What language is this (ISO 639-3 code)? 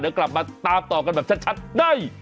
tha